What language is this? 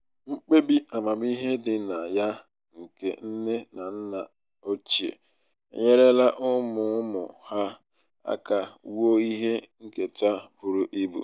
Igbo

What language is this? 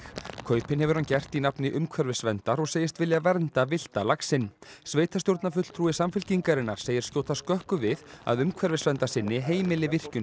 Icelandic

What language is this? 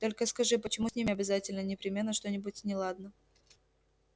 Russian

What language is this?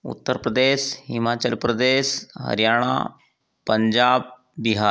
Hindi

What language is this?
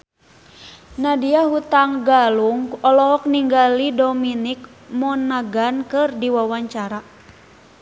Sundanese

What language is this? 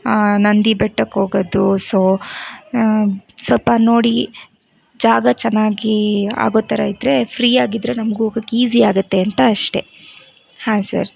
Kannada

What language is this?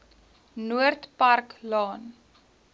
Afrikaans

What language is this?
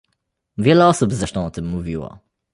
Polish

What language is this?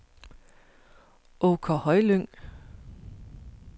Danish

